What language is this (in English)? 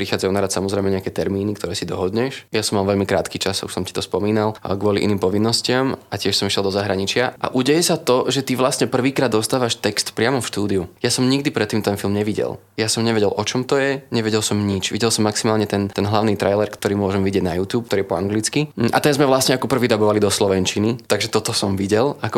Slovak